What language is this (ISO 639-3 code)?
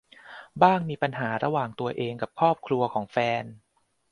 tha